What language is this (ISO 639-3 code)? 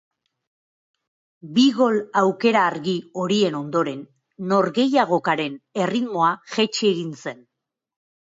eus